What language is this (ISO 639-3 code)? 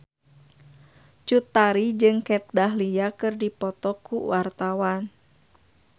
sun